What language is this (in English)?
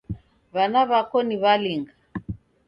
Taita